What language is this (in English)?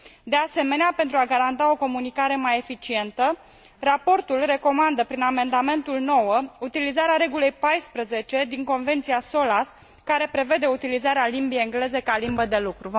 Romanian